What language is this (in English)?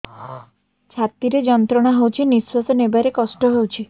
Odia